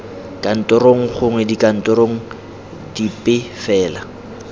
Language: Tswana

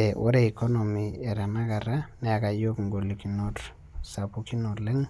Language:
Masai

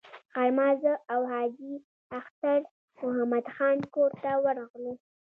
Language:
Pashto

